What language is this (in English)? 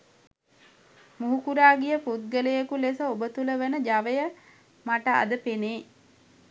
Sinhala